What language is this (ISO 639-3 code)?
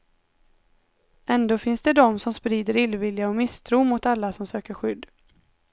swe